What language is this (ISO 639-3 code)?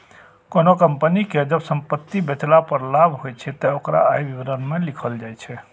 mai